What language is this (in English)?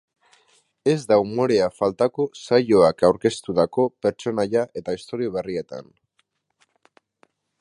Basque